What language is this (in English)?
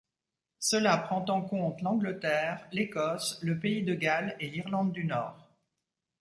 French